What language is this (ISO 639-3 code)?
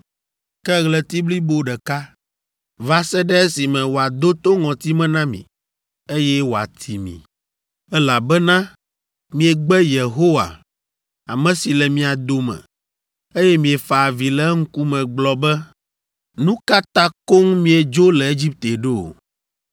ewe